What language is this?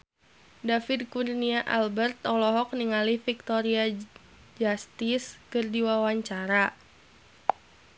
Sundanese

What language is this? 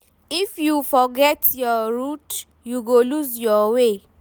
Nigerian Pidgin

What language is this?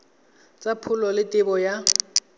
Tswana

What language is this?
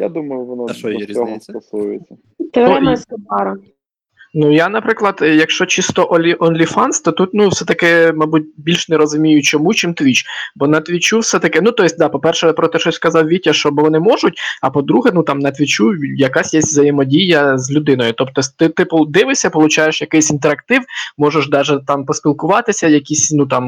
Ukrainian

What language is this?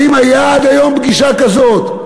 Hebrew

